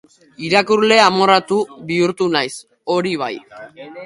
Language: Basque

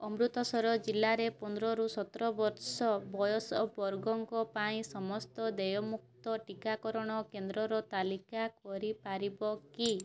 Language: Odia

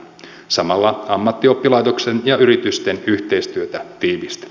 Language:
Finnish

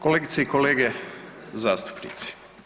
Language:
Croatian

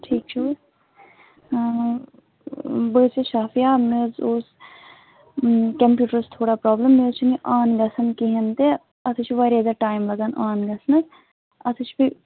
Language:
Kashmiri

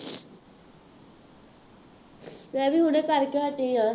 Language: Punjabi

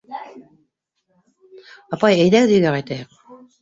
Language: Bashkir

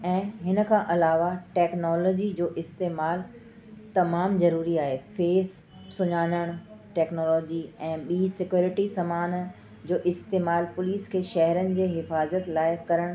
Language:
Sindhi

